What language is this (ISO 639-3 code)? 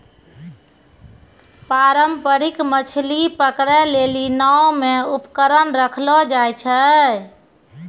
mai